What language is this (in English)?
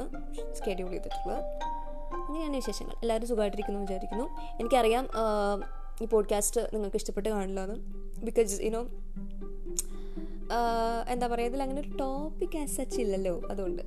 Malayalam